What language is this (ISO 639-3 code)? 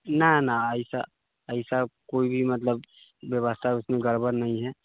mai